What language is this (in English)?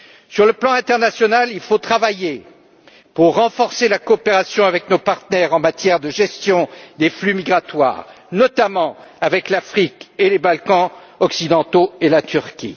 French